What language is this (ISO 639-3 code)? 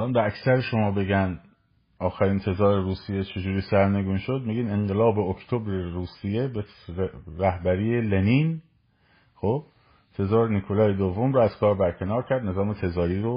fas